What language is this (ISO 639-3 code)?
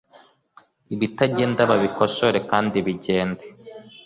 kin